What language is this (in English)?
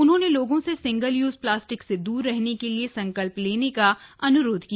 Hindi